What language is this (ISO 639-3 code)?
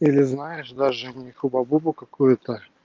rus